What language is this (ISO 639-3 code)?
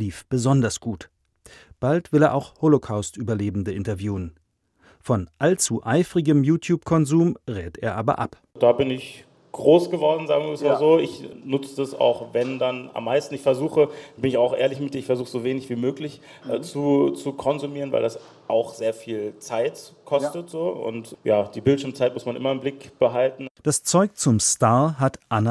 deu